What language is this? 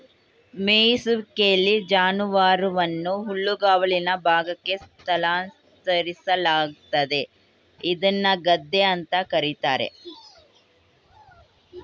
Kannada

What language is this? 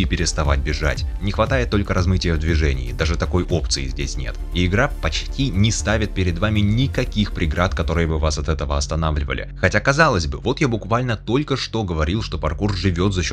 Russian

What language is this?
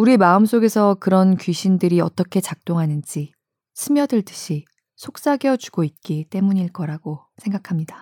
Korean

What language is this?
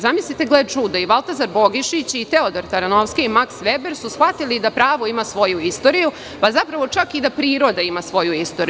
Serbian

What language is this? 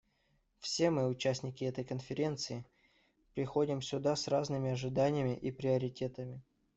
Russian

